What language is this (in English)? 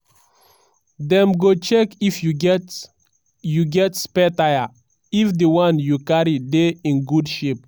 Nigerian Pidgin